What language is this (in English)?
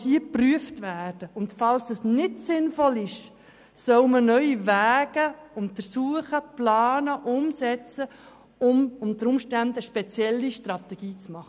Swiss German